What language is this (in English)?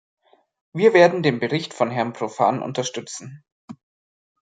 German